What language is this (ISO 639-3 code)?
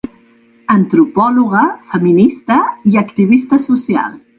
cat